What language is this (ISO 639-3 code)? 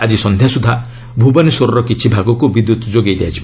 ori